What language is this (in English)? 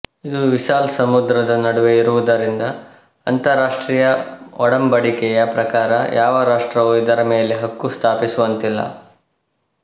Kannada